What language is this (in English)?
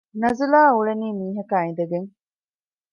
Divehi